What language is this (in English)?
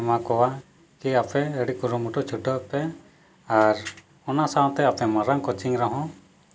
Santali